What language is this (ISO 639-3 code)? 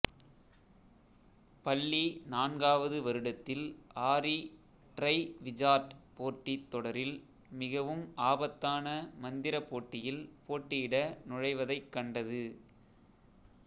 tam